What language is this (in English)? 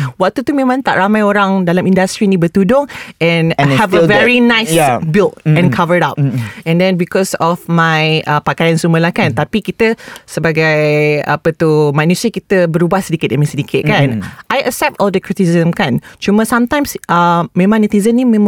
Malay